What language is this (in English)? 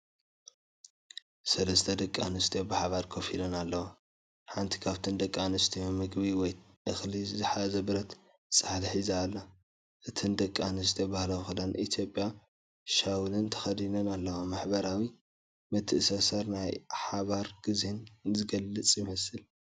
Tigrinya